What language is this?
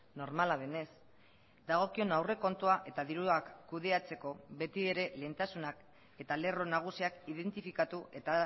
Basque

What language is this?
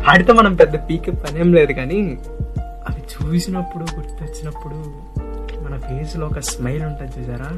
Telugu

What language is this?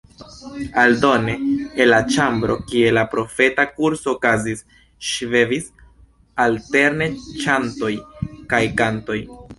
Esperanto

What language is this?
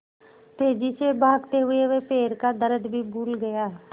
Hindi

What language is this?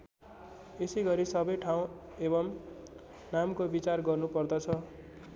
Nepali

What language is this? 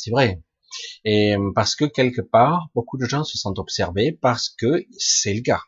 French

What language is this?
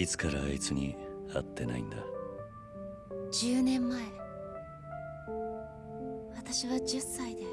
Japanese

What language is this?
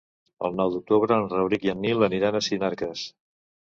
Catalan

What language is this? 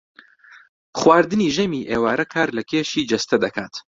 Central Kurdish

